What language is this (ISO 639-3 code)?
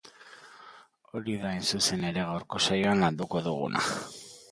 eus